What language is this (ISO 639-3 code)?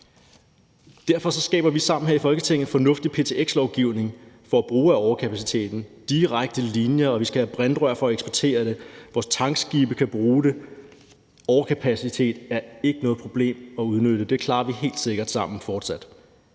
dan